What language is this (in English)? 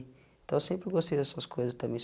Portuguese